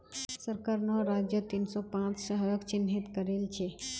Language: Magahi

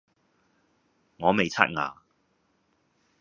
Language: Cantonese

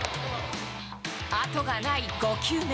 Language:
Japanese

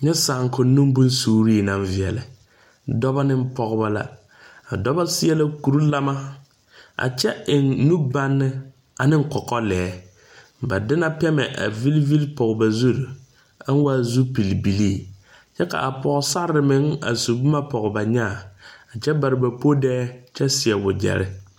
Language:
Southern Dagaare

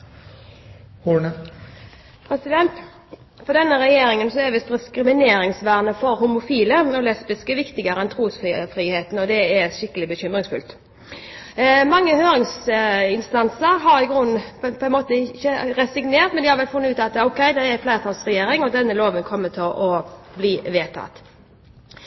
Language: Norwegian Bokmål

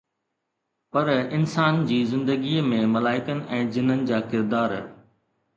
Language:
Sindhi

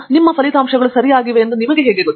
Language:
Kannada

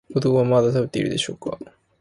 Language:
Japanese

